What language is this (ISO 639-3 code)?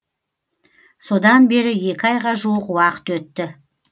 kaz